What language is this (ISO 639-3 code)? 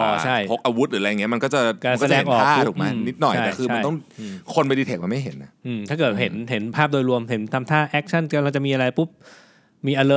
tha